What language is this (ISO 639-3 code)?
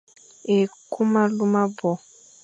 fan